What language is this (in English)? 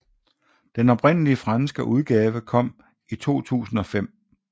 Danish